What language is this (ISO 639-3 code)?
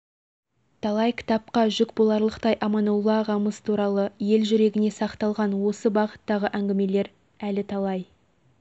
kaz